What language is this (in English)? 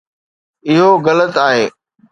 Sindhi